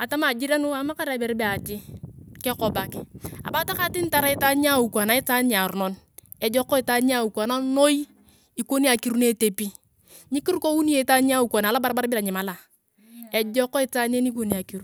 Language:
Turkana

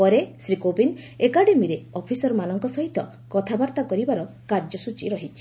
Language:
Odia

